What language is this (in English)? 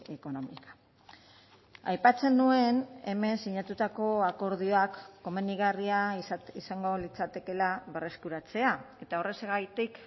Basque